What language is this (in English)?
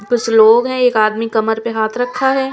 Hindi